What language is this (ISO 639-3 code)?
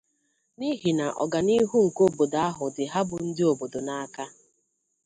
ibo